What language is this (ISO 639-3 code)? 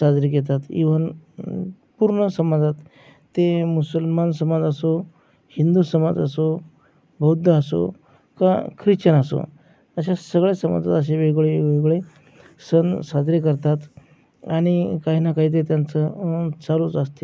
mar